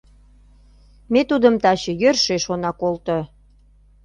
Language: Mari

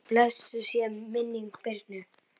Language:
Icelandic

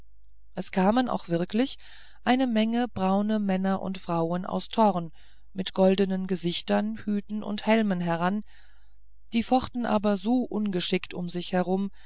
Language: German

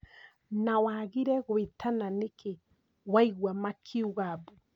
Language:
Kikuyu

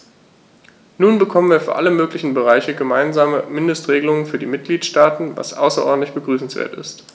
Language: German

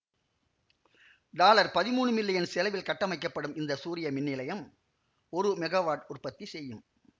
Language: Tamil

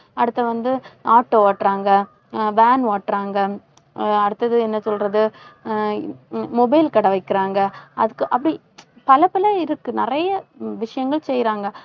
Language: Tamil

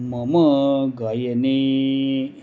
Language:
Sanskrit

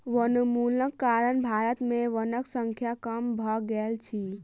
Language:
Maithili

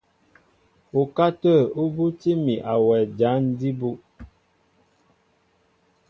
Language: Mbo (Cameroon)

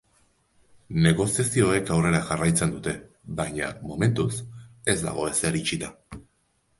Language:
Basque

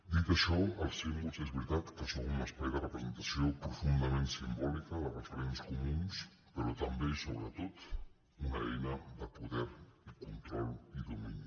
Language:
Catalan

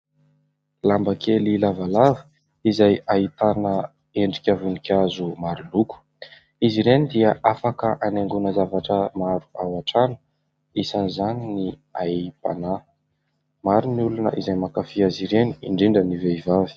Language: Malagasy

